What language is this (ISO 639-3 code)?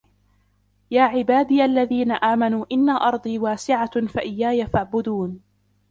ara